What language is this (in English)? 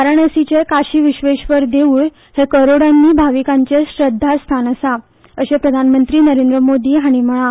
Konkani